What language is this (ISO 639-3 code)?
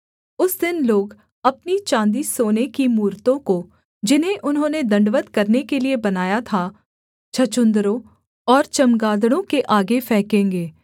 hin